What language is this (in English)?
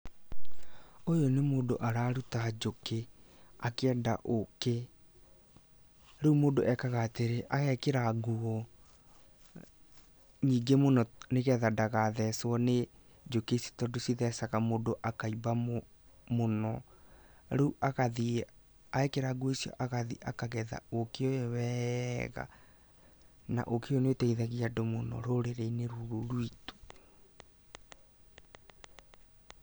Kikuyu